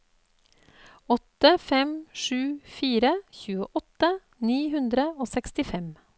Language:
Norwegian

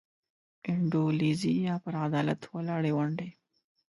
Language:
Pashto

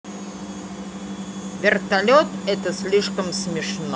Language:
Russian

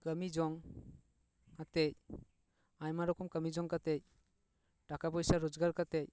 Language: Santali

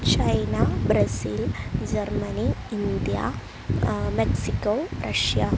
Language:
Sanskrit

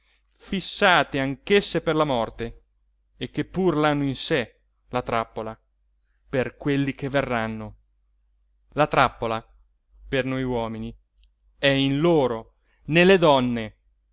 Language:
Italian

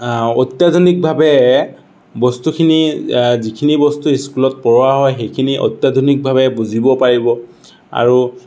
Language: Assamese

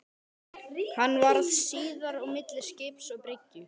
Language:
Icelandic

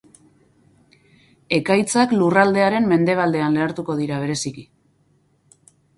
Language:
Basque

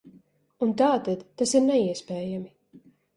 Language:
Latvian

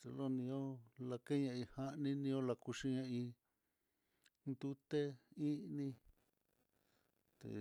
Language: Mitlatongo Mixtec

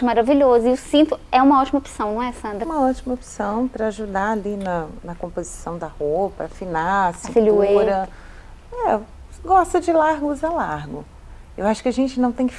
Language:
Portuguese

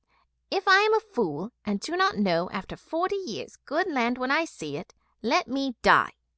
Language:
English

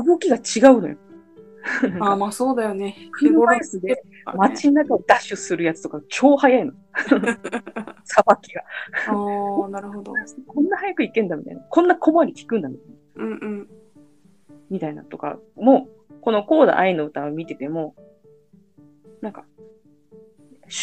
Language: Japanese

